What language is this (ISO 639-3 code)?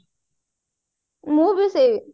ori